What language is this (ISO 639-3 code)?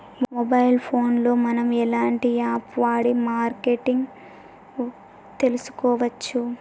tel